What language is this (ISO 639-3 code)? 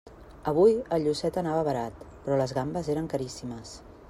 cat